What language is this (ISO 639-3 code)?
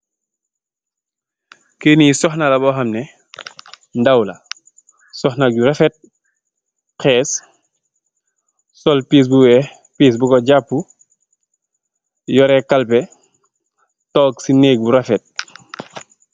wol